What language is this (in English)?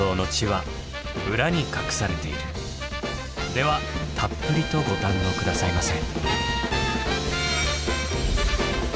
Japanese